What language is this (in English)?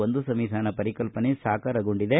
Kannada